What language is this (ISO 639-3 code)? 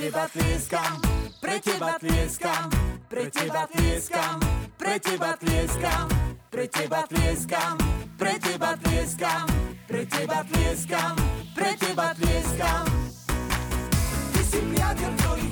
slk